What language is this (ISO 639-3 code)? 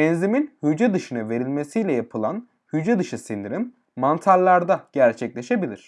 tur